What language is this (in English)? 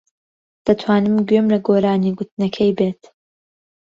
Central Kurdish